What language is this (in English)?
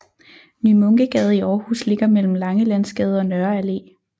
Danish